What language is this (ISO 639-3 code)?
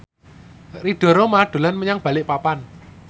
jav